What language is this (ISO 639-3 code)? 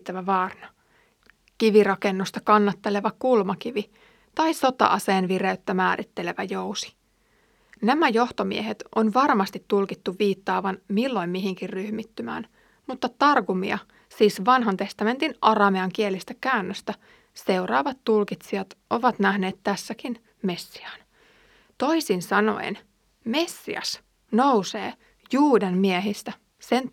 fin